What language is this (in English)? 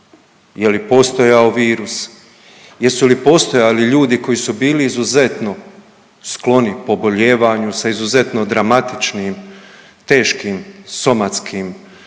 Croatian